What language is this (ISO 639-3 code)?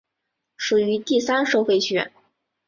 zho